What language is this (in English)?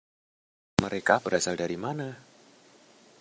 Indonesian